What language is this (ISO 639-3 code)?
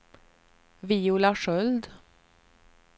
swe